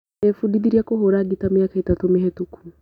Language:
Kikuyu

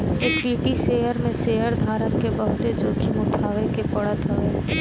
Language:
Bhojpuri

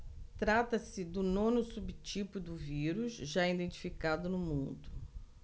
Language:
Portuguese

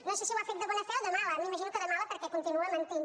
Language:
Catalan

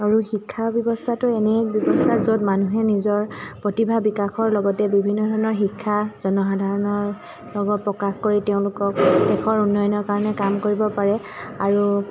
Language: Assamese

